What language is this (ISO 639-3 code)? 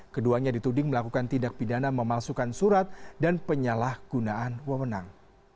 ind